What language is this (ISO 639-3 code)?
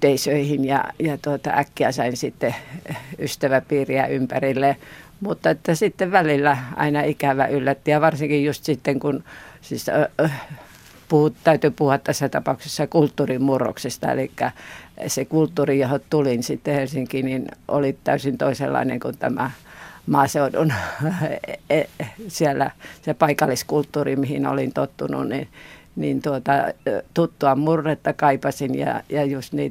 fin